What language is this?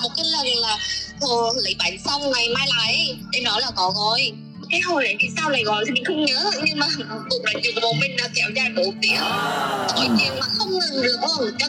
Vietnamese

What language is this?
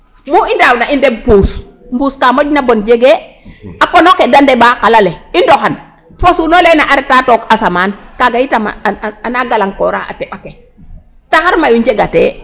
Serer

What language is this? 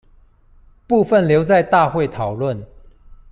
Chinese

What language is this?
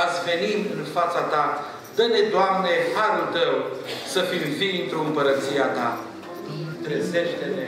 Romanian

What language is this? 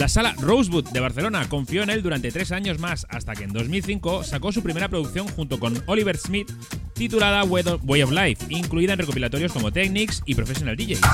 Spanish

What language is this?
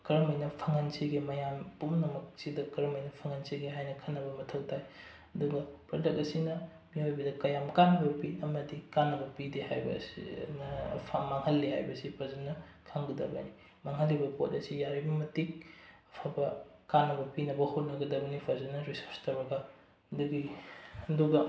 Manipuri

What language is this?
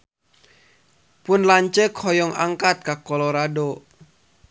Sundanese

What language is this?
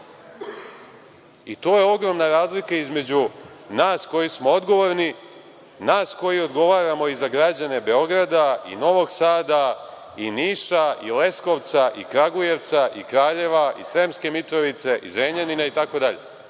Serbian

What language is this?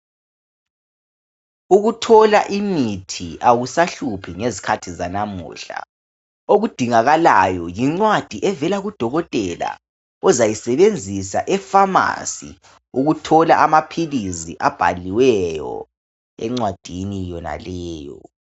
North Ndebele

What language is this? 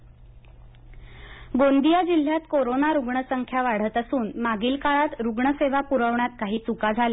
Marathi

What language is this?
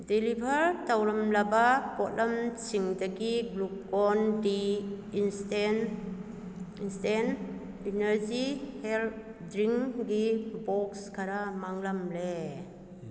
Manipuri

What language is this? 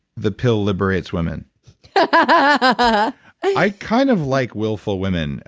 English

